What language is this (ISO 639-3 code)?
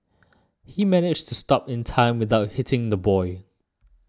eng